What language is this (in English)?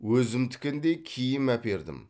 Kazakh